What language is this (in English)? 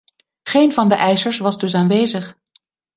Dutch